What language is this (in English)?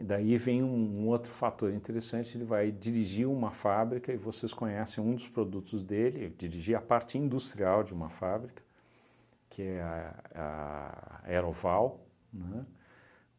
Portuguese